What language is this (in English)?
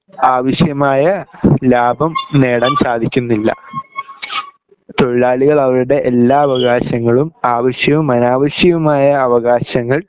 Malayalam